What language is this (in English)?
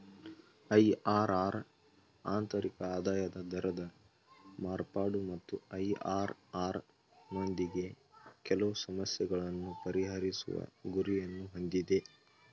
Kannada